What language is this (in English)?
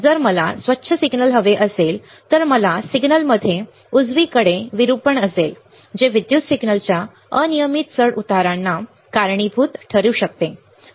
Marathi